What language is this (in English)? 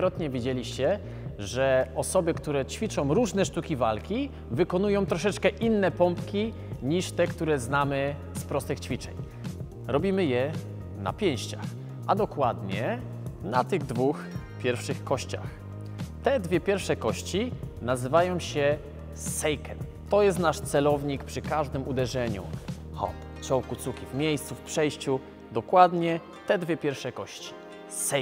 Polish